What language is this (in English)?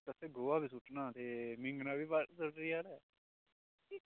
Dogri